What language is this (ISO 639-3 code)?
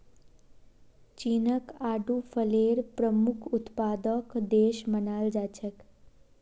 mag